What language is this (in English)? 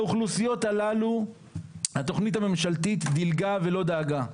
Hebrew